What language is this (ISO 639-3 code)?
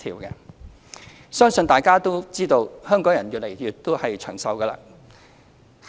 yue